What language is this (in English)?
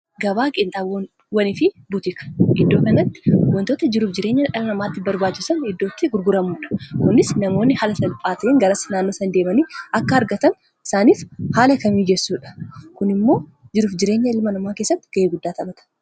Oromo